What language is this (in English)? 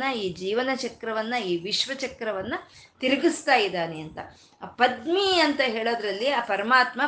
Kannada